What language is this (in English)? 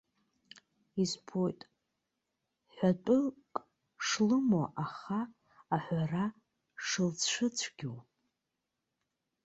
Abkhazian